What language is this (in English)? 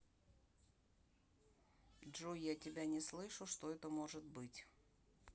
Russian